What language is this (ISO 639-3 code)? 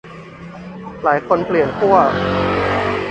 tha